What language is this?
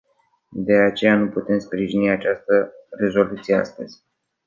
Romanian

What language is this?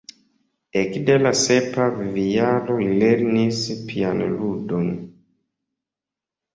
Esperanto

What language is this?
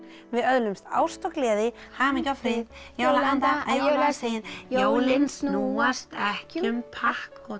Icelandic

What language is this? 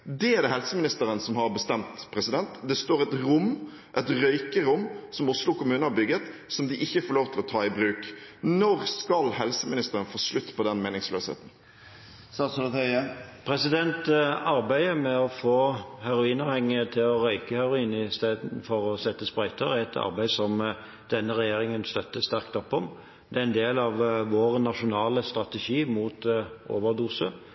Norwegian Bokmål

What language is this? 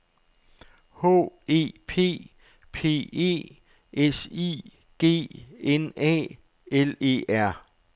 Danish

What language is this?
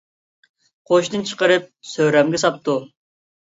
Uyghur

